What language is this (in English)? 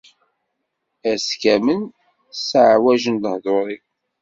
Kabyle